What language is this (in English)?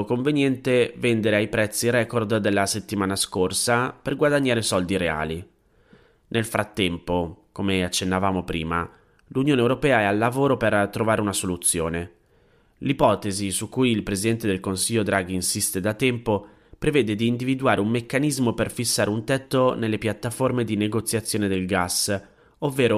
Italian